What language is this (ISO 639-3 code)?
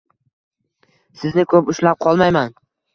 uzb